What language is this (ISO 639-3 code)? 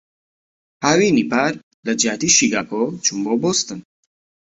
ckb